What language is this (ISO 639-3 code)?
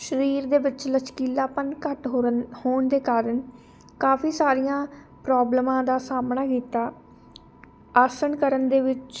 pan